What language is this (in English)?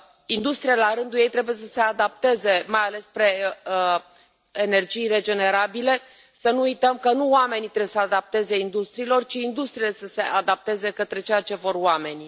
Romanian